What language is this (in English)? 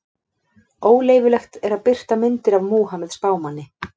Icelandic